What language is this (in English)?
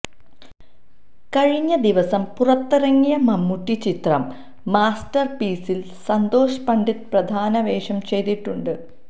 Malayalam